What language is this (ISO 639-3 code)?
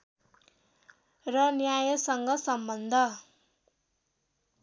nep